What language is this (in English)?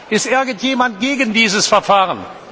German